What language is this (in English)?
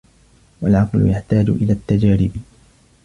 Arabic